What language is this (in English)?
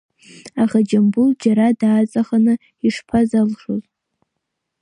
Abkhazian